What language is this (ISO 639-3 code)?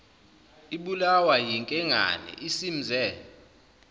zul